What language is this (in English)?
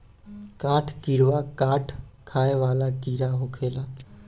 Bhojpuri